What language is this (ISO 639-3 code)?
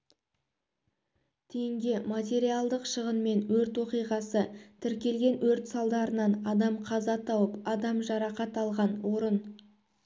kaz